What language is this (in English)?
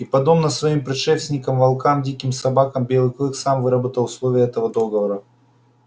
Russian